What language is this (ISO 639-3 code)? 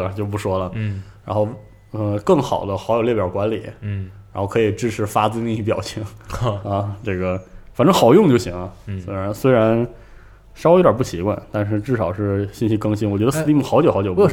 zho